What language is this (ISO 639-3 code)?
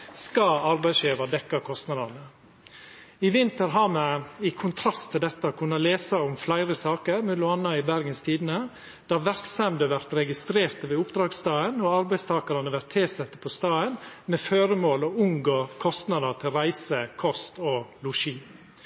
nno